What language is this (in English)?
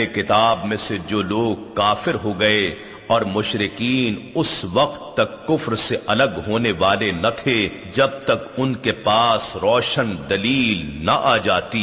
Urdu